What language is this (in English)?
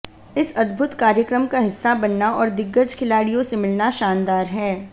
Hindi